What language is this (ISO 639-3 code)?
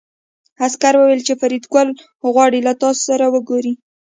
pus